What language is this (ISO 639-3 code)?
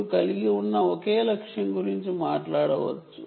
tel